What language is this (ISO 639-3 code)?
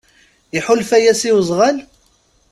kab